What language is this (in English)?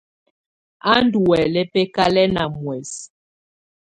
Tunen